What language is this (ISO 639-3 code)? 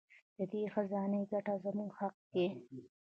pus